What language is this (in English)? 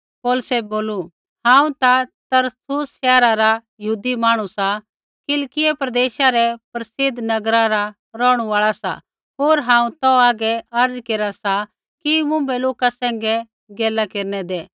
Kullu Pahari